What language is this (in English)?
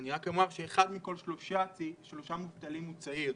Hebrew